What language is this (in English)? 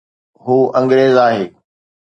Sindhi